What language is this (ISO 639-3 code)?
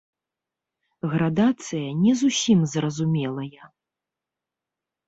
bel